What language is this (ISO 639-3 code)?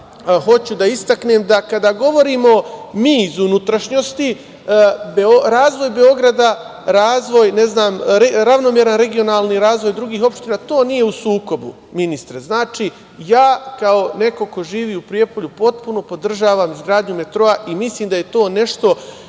srp